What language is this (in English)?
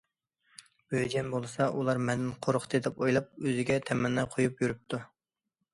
Uyghur